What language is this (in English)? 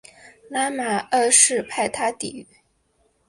Chinese